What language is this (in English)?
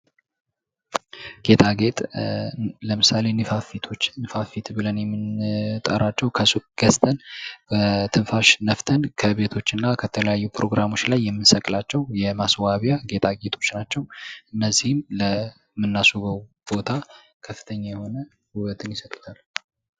Amharic